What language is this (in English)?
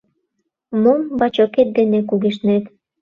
Mari